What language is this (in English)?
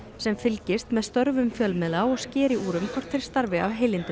Icelandic